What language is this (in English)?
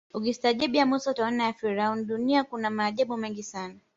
Swahili